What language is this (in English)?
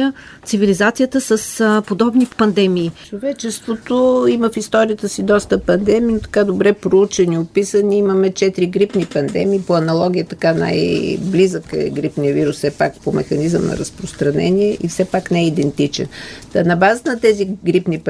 Bulgarian